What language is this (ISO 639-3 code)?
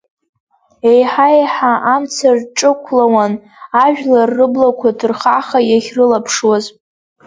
abk